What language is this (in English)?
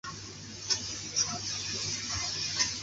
Chinese